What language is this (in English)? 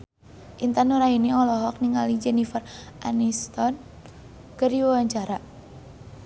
Sundanese